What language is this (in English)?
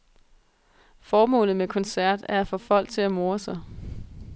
Danish